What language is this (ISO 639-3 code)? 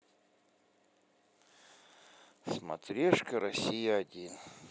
rus